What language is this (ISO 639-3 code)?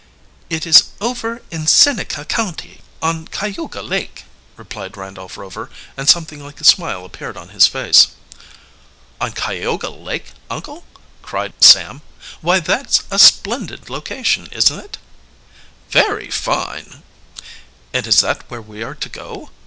eng